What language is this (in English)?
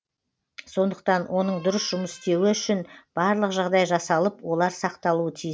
Kazakh